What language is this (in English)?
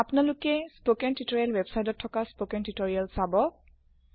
Assamese